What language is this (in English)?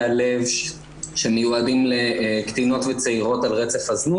Hebrew